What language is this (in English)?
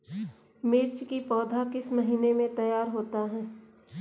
Hindi